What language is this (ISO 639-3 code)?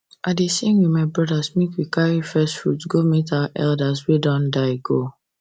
pcm